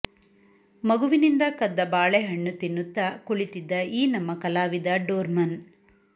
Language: Kannada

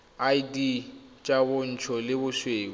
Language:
Tswana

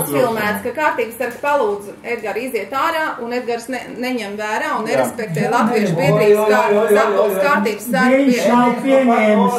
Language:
Latvian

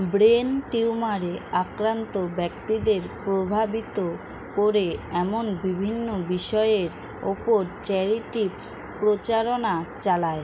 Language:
Bangla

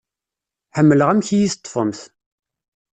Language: Kabyle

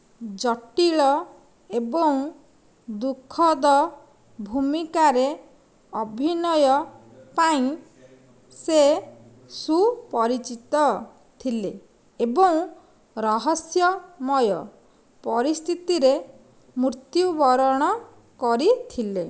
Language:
Odia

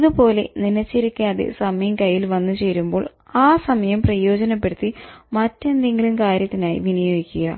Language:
Malayalam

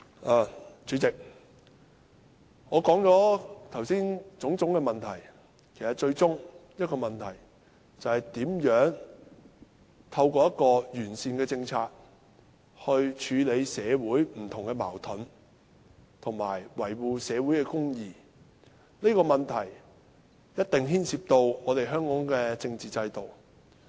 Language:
Cantonese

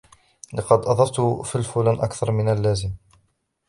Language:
Arabic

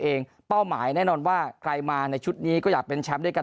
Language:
Thai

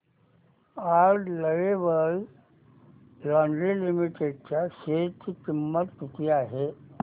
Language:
Marathi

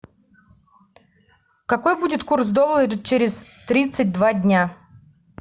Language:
Russian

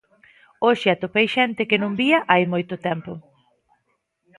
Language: Galician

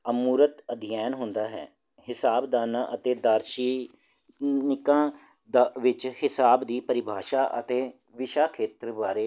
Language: Punjabi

